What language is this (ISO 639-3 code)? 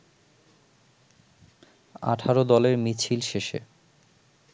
ben